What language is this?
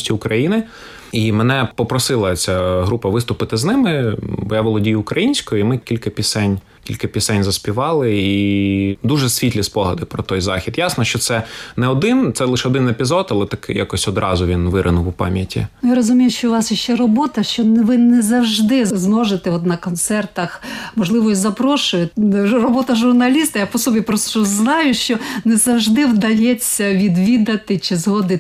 Ukrainian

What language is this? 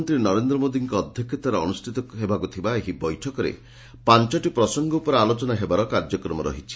Odia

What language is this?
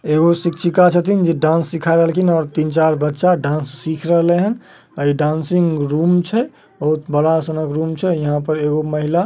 Magahi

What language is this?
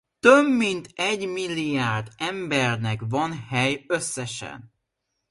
Hungarian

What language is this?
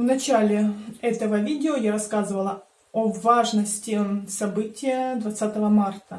Russian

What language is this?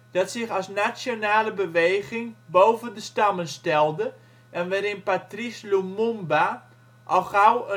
Dutch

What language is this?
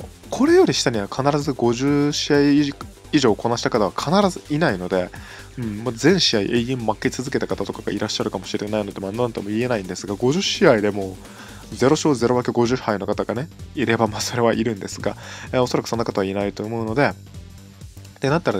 Japanese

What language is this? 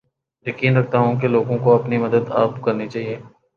Urdu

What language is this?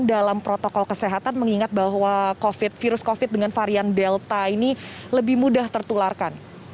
Indonesian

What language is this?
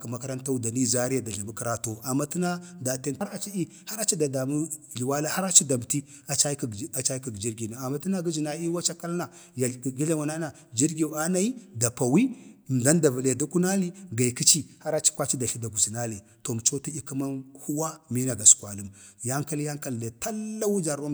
Bade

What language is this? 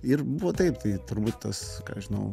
Lithuanian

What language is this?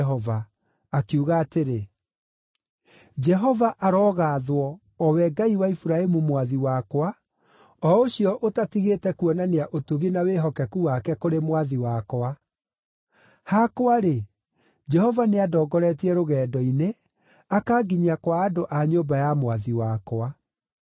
Kikuyu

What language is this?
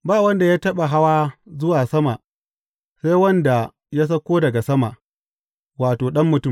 Hausa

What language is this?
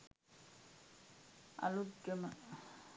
Sinhala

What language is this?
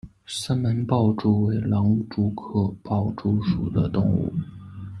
Chinese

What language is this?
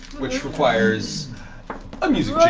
English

